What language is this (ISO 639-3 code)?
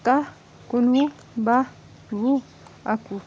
kas